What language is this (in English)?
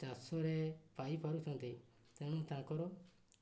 Odia